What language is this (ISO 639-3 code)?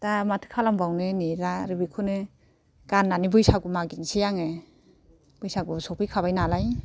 brx